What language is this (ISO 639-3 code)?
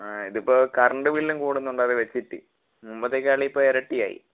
mal